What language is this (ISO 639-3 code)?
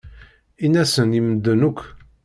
kab